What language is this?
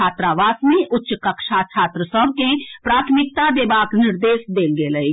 Maithili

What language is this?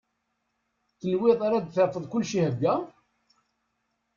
Kabyle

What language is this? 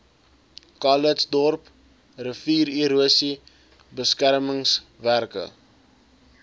Afrikaans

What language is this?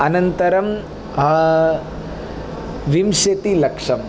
Sanskrit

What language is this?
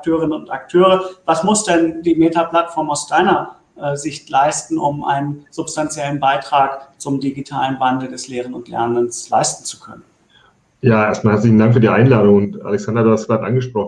German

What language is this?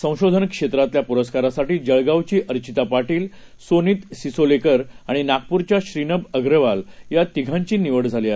Marathi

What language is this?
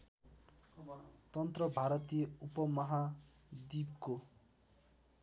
Nepali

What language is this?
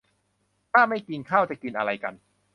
Thai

